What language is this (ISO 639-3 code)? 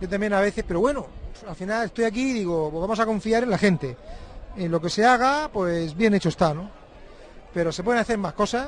spa